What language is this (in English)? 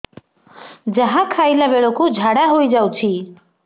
Odia